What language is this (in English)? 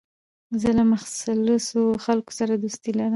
Pashto